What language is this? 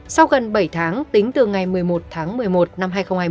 Vietnamese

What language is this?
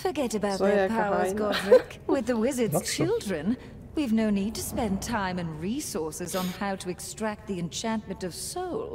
Polish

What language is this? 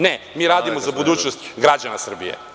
Serbian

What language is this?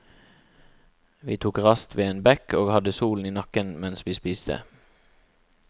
Norwegian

